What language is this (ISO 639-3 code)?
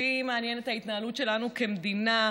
heb